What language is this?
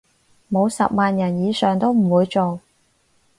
Cantonese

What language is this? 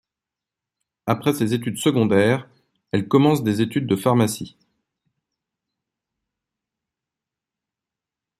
French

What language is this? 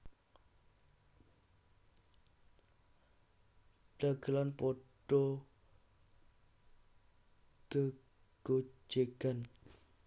Javanese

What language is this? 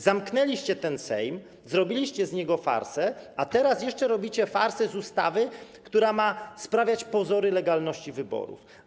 Polish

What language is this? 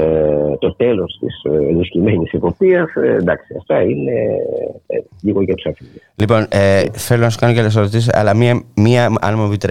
Greek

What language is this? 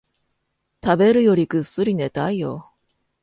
Japanese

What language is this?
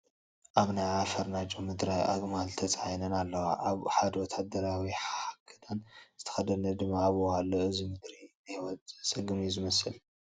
Tigrinya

